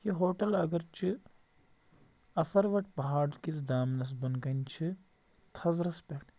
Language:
Kashmiri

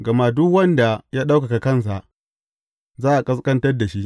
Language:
Hausa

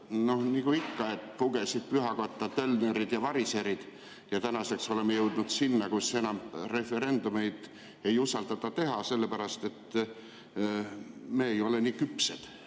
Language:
Estonian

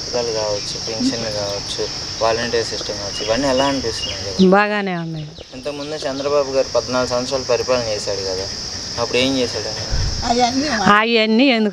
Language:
Arabic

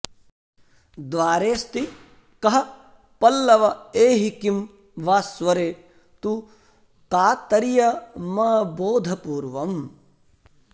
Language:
Sanskrit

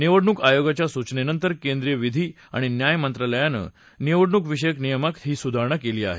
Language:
Marathi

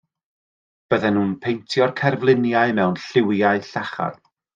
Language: Welsh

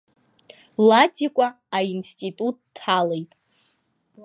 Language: Abkhazian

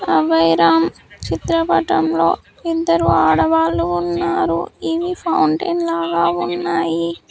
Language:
Telugu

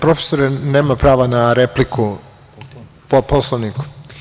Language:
Serbian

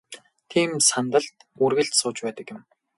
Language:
Mongolian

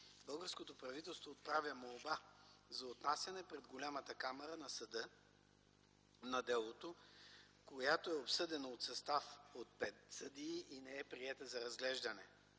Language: Bulgarian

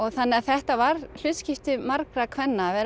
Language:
Icelandic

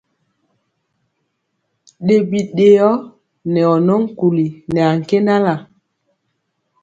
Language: Mpiemo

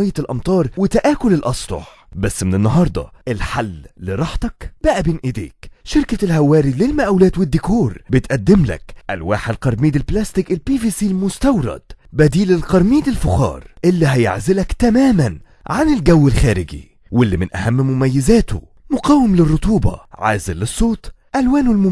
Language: Arabic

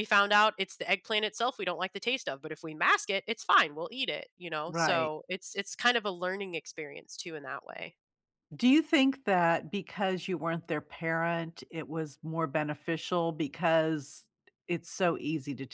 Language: English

